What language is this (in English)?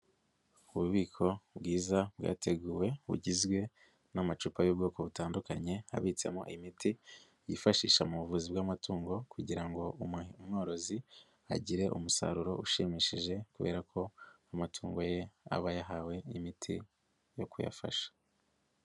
Kinyarwanda